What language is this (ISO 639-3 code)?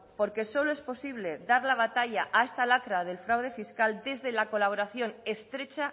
spa